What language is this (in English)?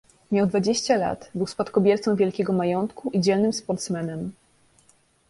Polish